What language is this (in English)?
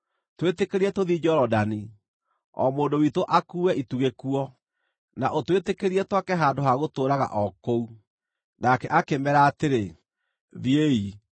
Kikuyu